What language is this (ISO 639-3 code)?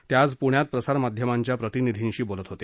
mar